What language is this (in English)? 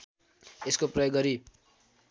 Nepali